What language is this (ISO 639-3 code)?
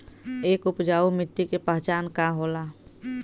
bho